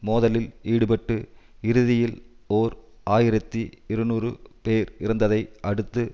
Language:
Tamil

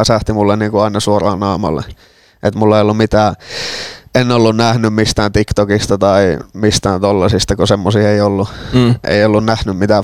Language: Finnish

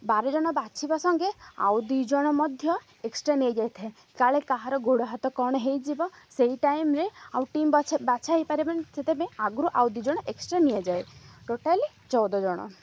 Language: Odia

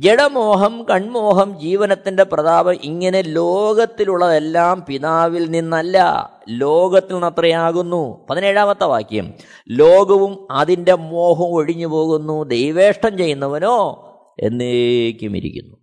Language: Malayalam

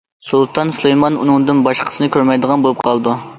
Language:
Uyghur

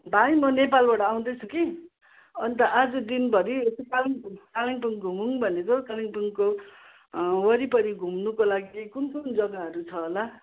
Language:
Nepali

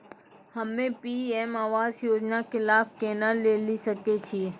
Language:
Maithili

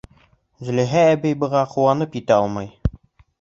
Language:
Bashkir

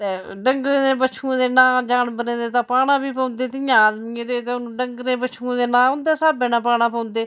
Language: Dogri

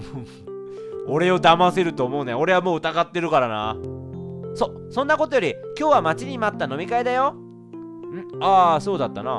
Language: Japanese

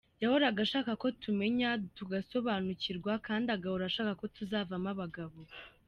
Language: Kinyarwanda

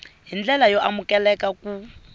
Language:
Tsonga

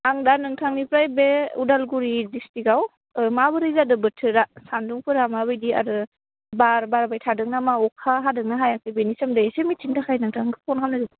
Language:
Bodo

